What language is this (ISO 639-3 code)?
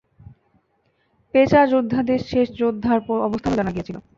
ben